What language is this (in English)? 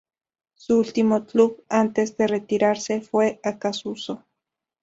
Spanish